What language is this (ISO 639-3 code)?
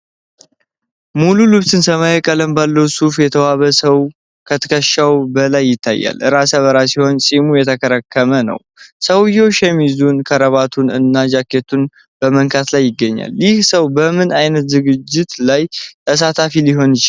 amh